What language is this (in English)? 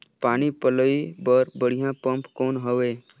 Chhattisgarhi